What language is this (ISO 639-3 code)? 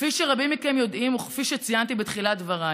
heb